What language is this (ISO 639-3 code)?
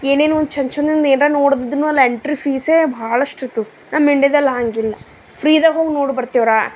kan